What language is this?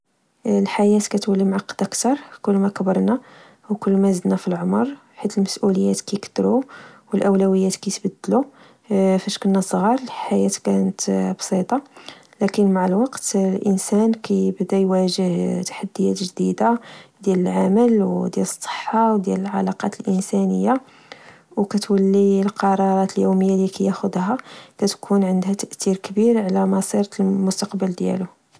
Moroccan Arabic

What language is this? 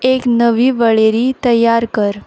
Konkani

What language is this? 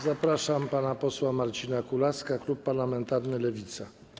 Polish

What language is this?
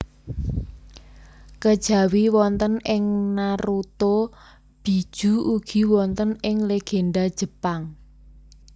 Javanese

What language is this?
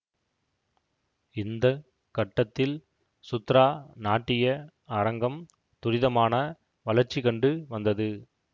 Tamil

